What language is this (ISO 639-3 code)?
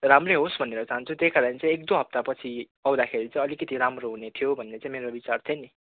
nep